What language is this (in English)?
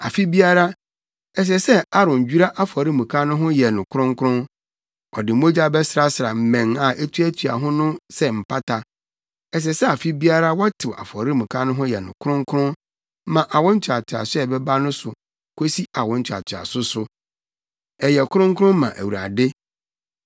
Akan